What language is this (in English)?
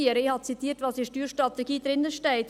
Swiss German